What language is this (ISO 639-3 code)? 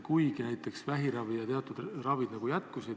est